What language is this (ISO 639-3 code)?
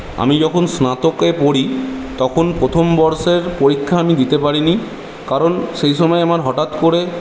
ben